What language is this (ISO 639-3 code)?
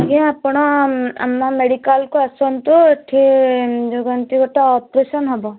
ori